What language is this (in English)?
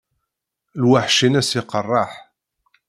Kabyle